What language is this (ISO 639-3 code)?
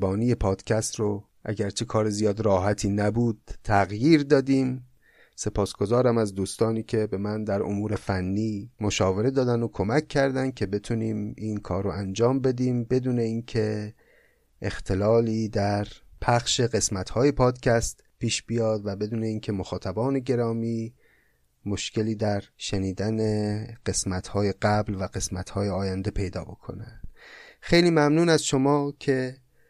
fas